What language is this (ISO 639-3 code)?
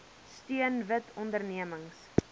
afr